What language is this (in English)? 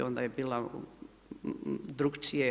Croatian